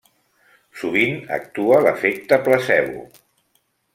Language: Catalan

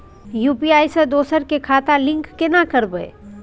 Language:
Maithili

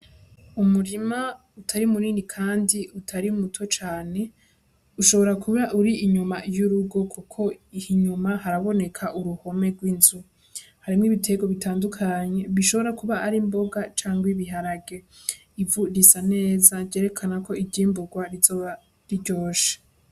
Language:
Rundi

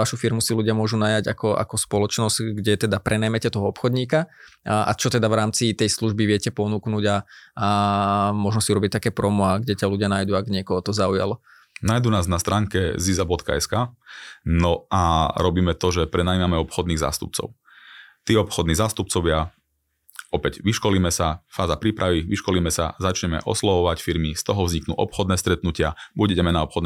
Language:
Slovak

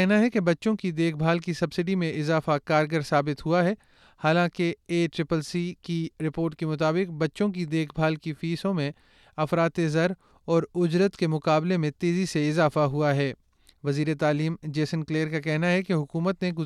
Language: Urdu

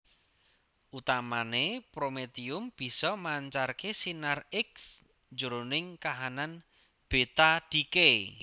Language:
Javanese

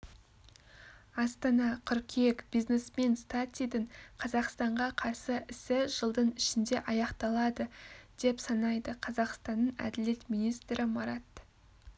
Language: Kazakh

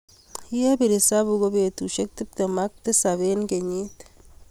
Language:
Kalenjin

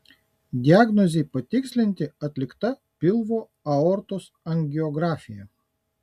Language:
Lithuanian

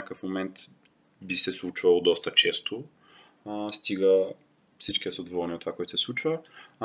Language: Bulgarian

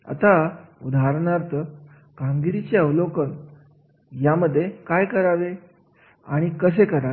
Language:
Marathi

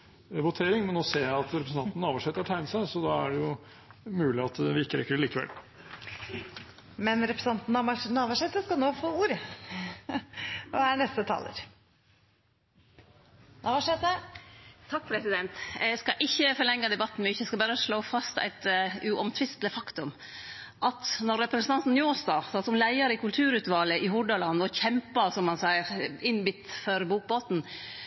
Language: Norwegian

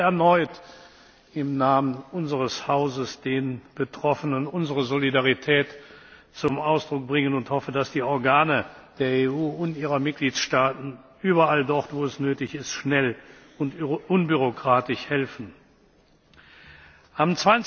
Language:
German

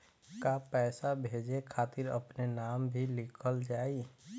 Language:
Bhojpuri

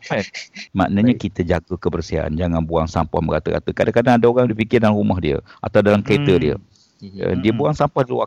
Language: Malay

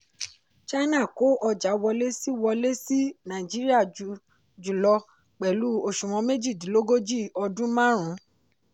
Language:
Yoruba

